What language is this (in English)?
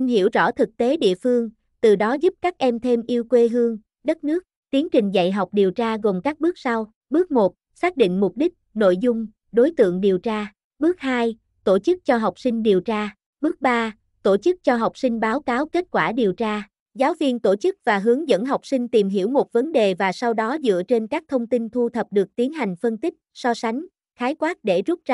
Vietnamese